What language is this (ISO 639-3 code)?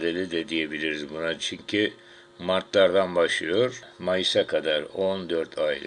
tur